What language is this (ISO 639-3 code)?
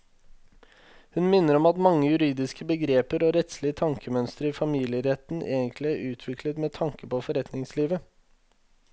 nor